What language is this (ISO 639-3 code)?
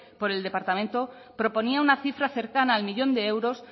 spa